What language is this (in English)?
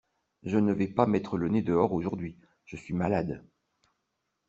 French